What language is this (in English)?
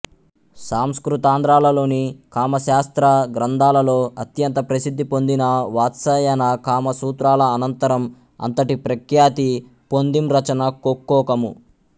Telugu